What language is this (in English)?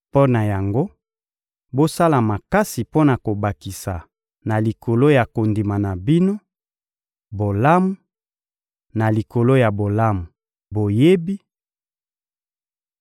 Lingala